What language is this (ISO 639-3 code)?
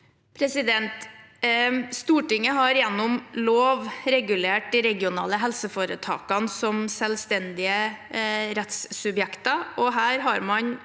nor